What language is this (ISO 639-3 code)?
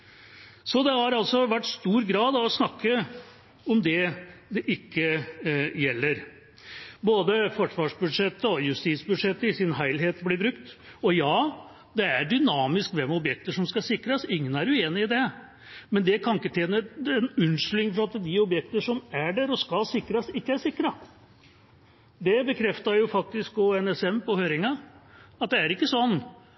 nob